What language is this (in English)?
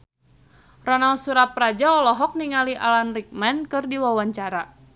Sundanese